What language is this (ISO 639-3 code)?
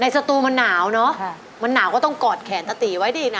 tha